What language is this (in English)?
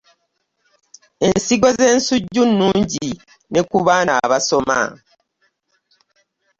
Ganda